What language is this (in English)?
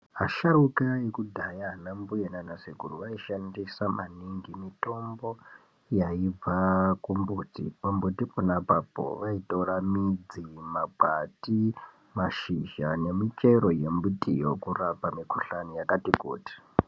Ndau